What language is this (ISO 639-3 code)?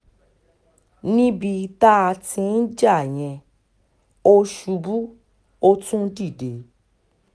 yor